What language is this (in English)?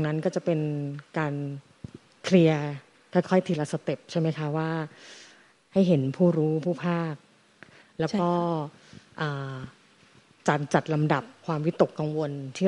Thai